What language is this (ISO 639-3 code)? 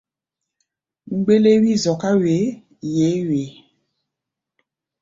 gba